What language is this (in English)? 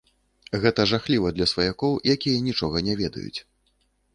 Belarusian